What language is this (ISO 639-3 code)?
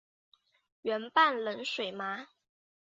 zho